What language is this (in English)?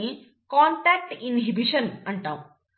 Telugu